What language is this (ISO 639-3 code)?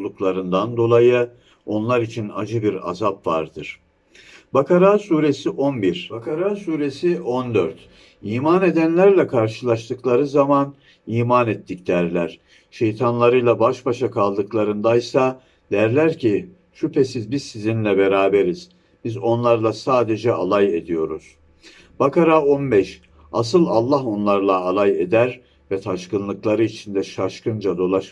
tur